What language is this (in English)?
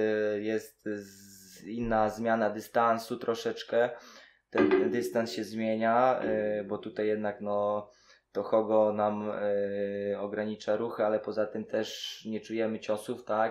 Polish